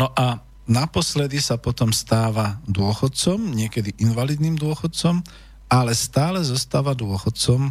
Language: Slovak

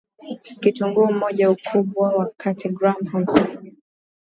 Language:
Swahili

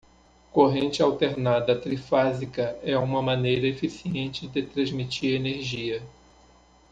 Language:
Portuguese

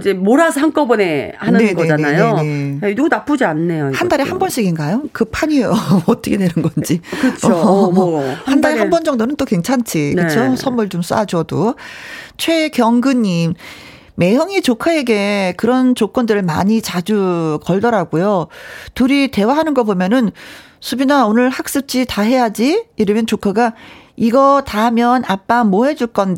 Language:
Korean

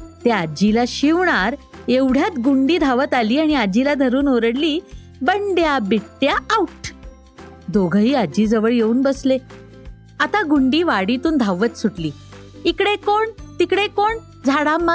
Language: Marathi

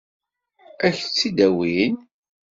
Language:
Kabyle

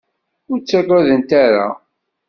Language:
Kabyle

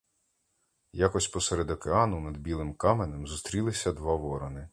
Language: Ukrainian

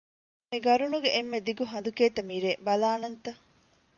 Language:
Divehi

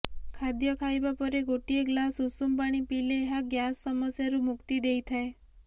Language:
Odia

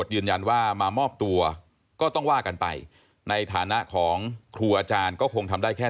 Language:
Thai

